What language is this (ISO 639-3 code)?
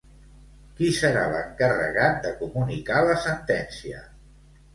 cat